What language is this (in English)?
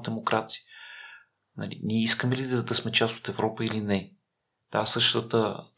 Bulgarian